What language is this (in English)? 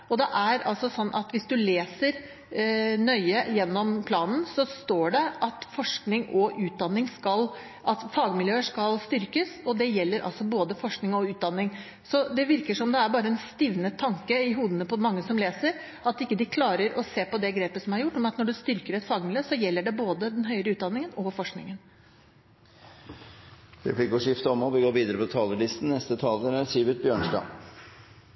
Norwegian